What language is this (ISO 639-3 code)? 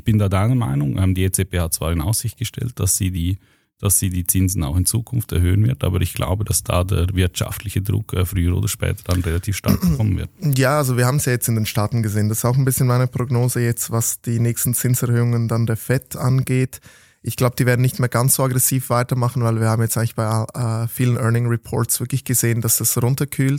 deu